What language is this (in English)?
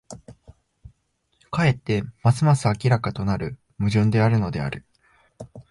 Japanese